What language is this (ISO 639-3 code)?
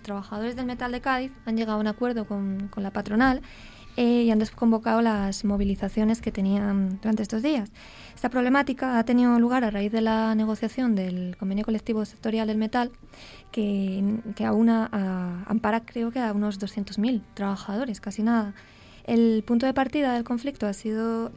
spa